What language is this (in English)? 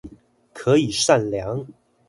Chinese